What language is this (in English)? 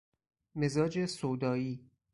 Persian